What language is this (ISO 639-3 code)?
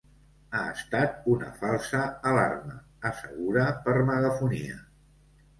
cat